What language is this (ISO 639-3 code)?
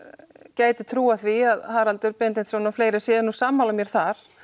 isl